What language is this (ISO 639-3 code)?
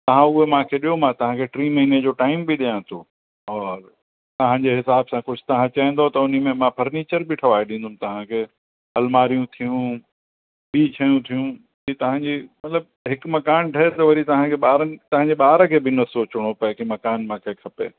snd